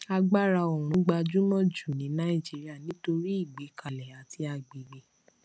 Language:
Yoruba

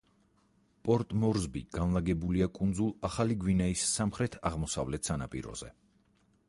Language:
Georgian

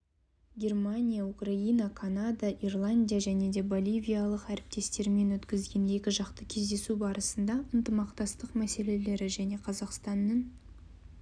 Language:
Kazakh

